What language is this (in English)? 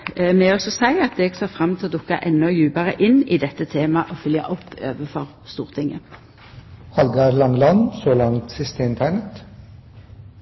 Norwegian Nynorsk